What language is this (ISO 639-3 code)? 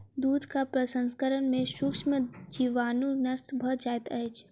mai